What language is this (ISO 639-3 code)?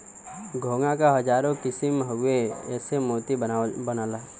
bho